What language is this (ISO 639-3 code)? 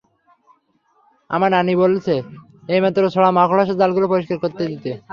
ben